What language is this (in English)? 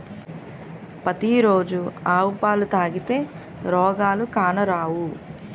Telugu